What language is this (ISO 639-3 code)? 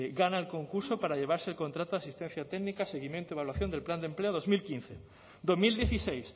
spa